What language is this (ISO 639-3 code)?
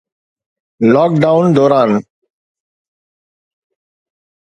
snd